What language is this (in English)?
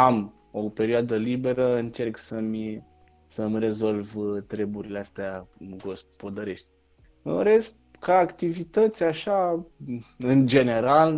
Romanian